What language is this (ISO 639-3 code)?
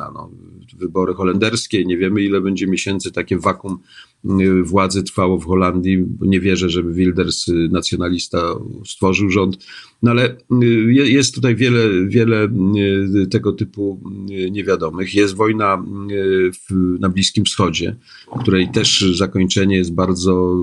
pol